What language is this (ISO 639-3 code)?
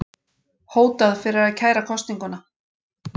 isl